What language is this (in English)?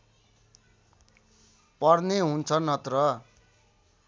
Nepali